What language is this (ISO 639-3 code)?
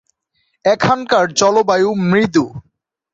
ben